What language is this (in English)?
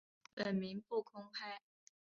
Chinese